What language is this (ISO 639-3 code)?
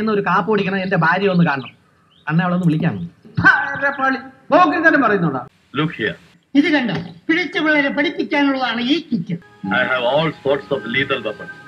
mal